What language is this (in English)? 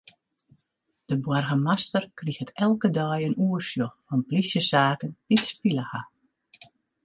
Western Frisian